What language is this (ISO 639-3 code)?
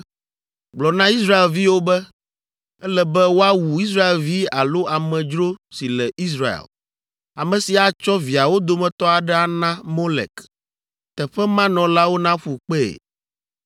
ewe